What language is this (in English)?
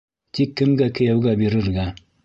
Bashkir